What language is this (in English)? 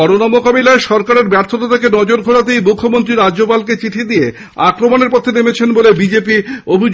Bangla